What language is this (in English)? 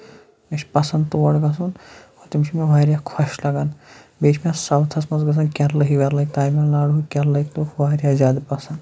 Kashmiri